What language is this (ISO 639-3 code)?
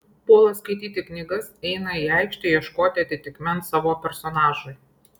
lit